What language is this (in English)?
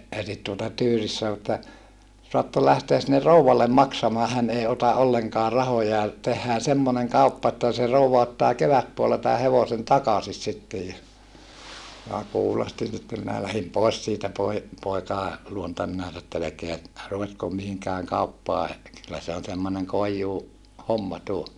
Finnish